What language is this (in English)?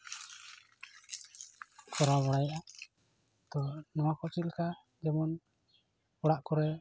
Santali